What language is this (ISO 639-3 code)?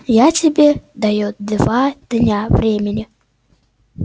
rus